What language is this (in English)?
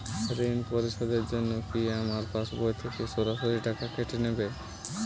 Bangla